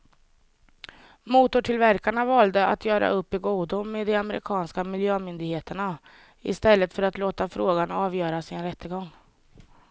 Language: Swedish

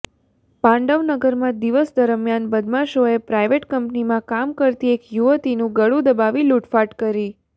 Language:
Gujarati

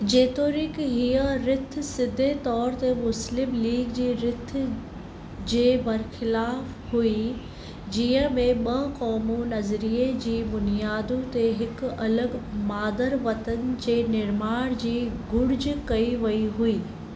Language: Sindhi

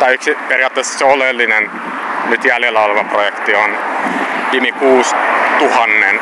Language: Finnish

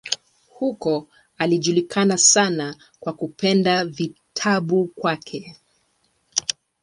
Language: Swahili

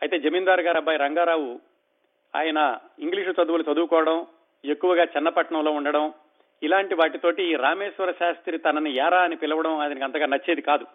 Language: Telugu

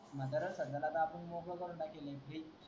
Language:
Marathi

